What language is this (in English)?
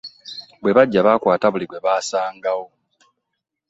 Ganda